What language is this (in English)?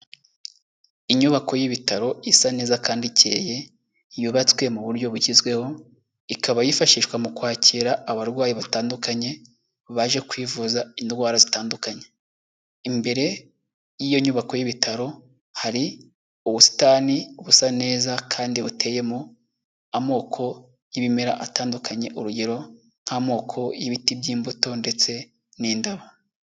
Kinyarwanda